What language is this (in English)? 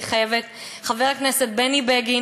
Hebrew